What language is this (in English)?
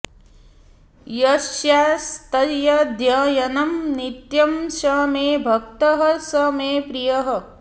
Sanskrit